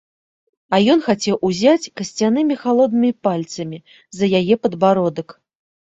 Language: Belarusian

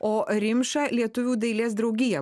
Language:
Lithuanian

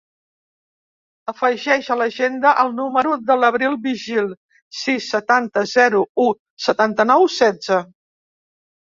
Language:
Catalan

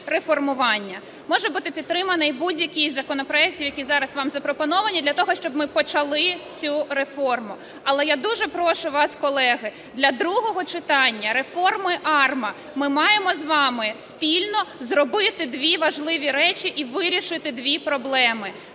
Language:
Ukrainian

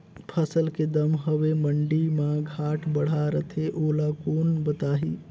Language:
Chhattisgarhi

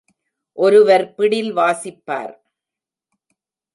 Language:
Tamil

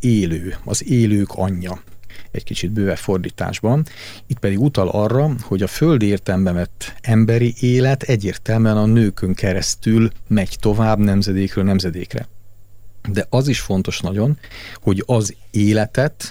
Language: Hungarian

